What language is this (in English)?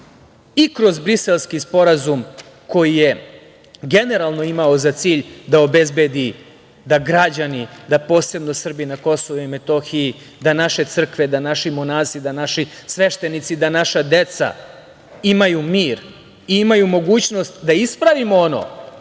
Serbian